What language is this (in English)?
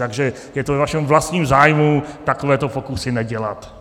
Czech